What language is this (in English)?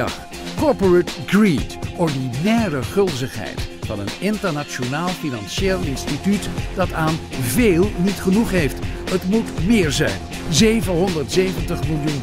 Dutch